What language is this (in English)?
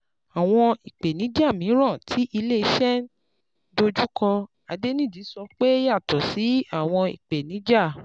Yoruba